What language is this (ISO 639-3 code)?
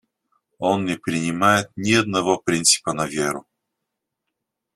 rus